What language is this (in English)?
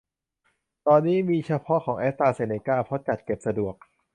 Thai